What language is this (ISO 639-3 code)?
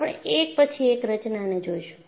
guj